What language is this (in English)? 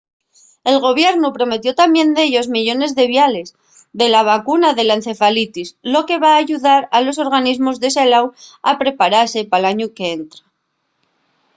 Asturian